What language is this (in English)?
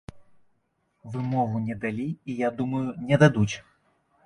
Belarusian